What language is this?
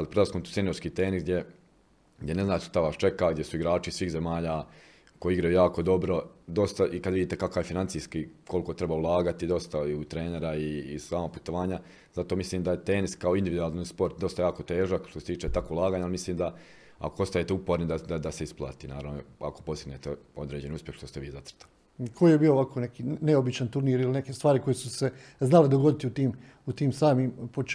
Croatian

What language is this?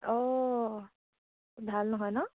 Assamese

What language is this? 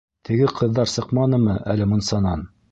Bashkir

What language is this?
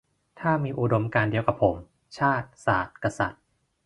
Thai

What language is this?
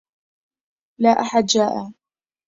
Arabic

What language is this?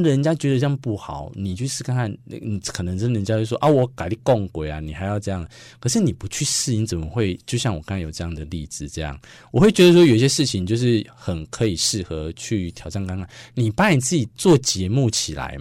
Chinese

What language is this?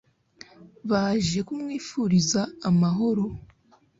Kinyarwanda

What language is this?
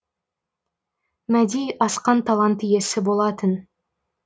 Kazakh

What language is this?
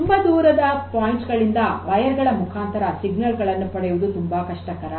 Kannada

